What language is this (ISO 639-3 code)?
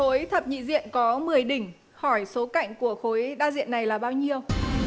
vie